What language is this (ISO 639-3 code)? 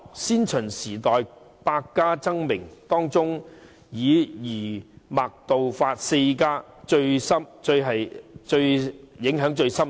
yue